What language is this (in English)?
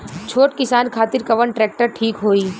Bhojpuri